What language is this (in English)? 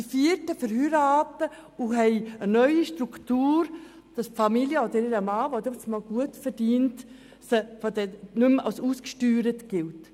Swiss German